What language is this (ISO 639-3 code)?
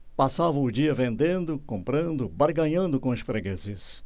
por